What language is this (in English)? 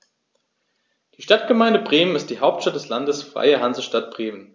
German